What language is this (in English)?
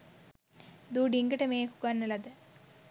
Sinhala